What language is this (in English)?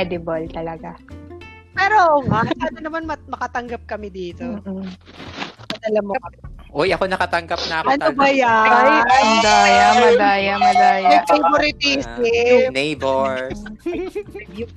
Filipino